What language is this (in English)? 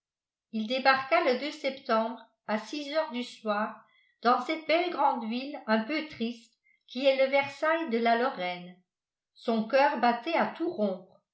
French